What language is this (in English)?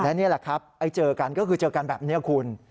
Thai